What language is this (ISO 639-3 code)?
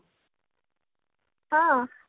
ori